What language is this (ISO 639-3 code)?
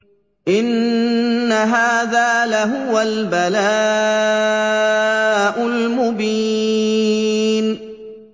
ara